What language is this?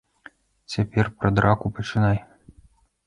Belarusian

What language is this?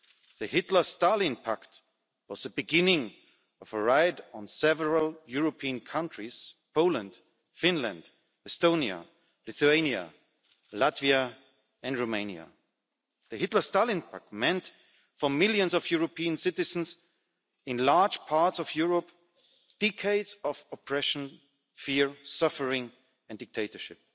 English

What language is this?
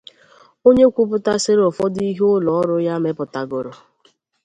Igbo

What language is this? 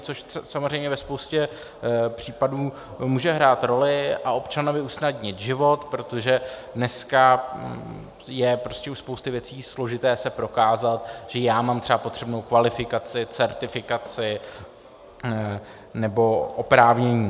Czech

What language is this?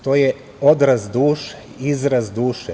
Serbian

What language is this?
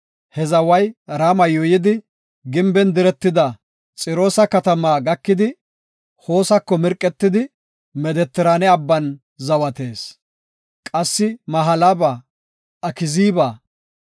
Gofa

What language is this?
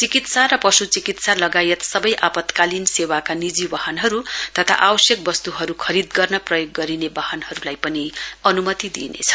Nepali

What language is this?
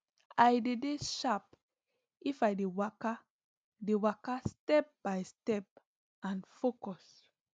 Nigerian Pidgin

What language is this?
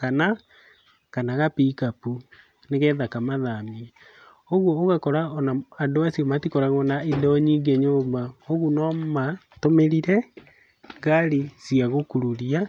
Kikuyu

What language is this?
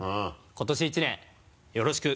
Japanese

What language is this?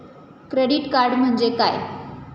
Marathi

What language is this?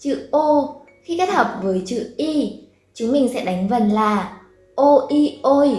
Vietnamese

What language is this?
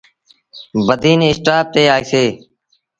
Sindhi Bhil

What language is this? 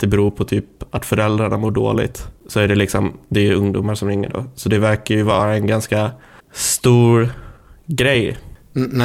Swedish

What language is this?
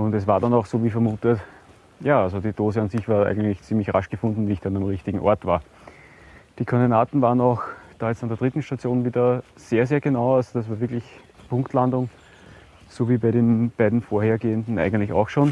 German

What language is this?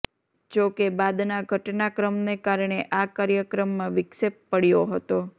Gujarati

